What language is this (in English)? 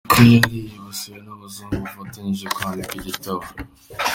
Kinyarwanda